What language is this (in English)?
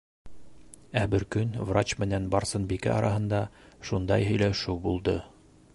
Bashkir